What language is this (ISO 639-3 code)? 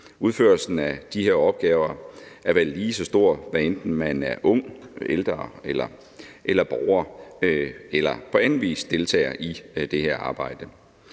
dan